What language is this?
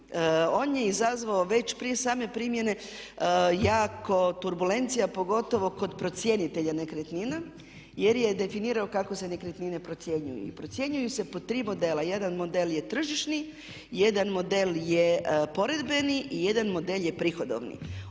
Croatian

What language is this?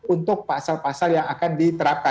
Indonesian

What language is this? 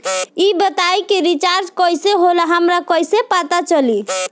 Bhojpuri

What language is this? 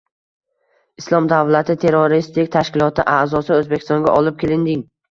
Uzbek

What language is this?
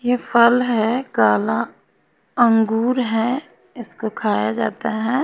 Hindi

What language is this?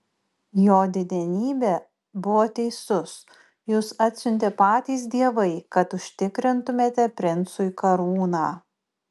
Lithuanian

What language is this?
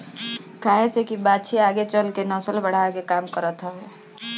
Bhojpuri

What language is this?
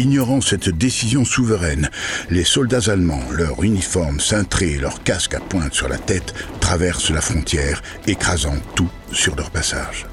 French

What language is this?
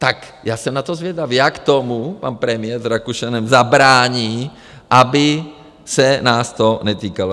Czech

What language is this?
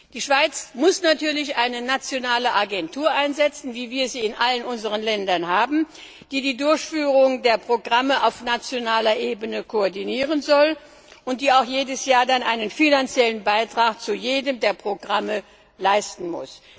German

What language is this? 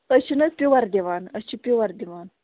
Kashmiri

